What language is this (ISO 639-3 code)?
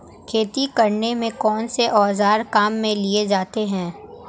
hin